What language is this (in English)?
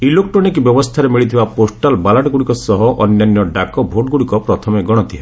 Odia